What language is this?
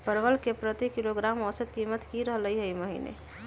Magahi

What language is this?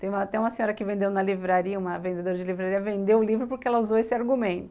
Portuguese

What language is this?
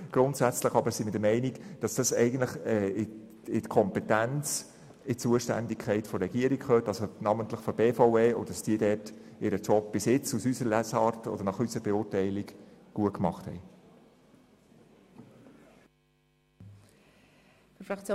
Swiss German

